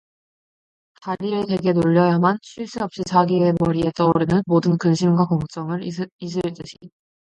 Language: Korean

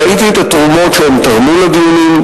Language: Hebrew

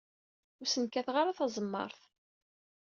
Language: Kabyle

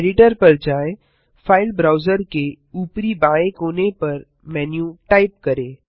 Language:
Hindi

